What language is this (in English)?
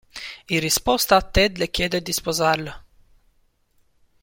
Italian